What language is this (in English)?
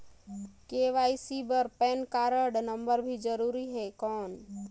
Chhattisgarhi